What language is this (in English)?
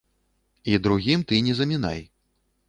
Belarusian